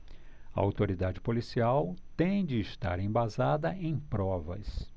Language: Portuguese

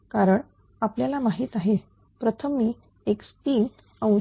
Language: Marathi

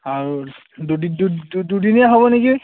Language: Assamese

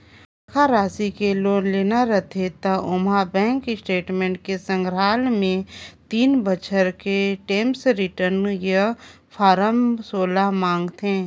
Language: Chhattisgarhi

